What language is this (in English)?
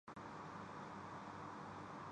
Urdu